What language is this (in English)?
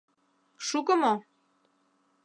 Mari